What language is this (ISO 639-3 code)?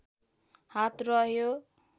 nep